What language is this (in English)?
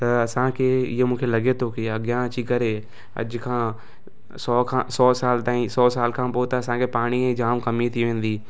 Sindhi